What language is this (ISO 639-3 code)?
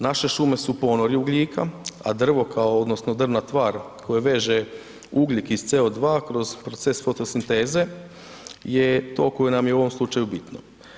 hrv